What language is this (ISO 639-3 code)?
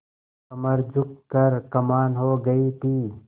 hin